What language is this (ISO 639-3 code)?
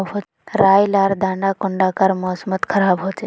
mag